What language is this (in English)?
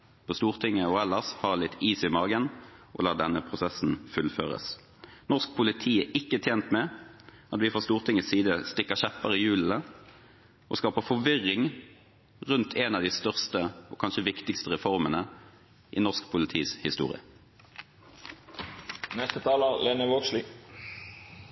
Norwegian